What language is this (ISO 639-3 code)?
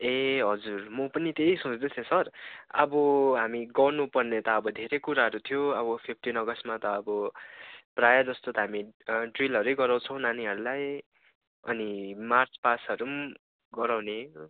nep